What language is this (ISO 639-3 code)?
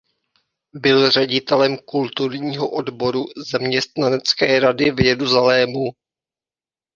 ces